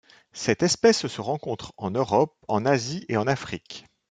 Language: French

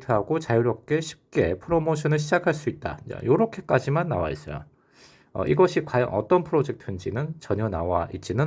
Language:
Korean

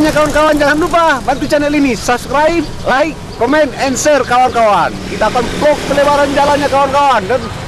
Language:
Indonesian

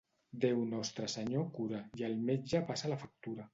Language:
Catalan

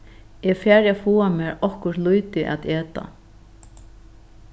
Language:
Faroese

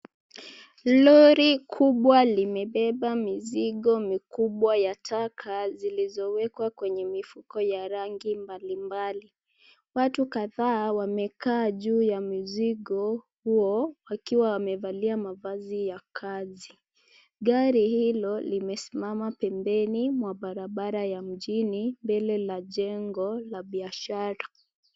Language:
Swahili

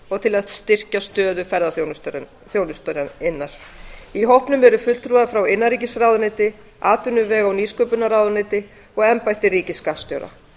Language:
Icelandic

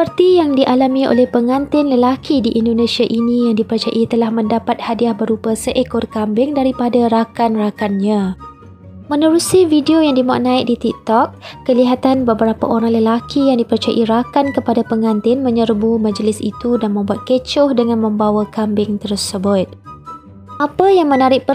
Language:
Malay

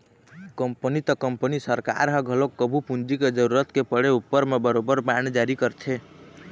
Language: Chhattisgarhi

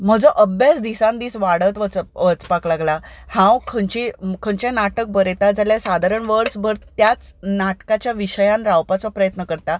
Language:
Konkani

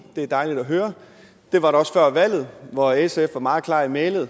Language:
Danish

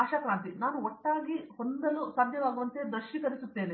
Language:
Kannada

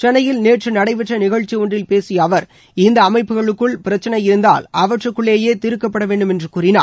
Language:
Tamil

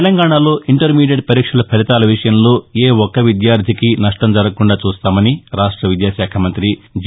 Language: Telugu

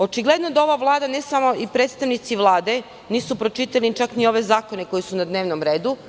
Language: Serbian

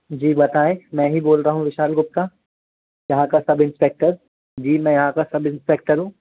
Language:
Hindi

